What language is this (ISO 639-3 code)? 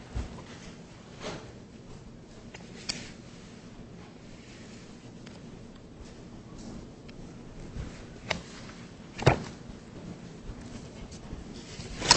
eng